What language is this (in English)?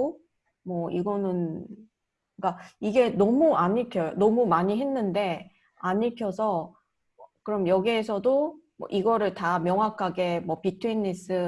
Korean